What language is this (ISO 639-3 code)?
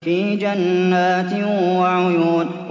ara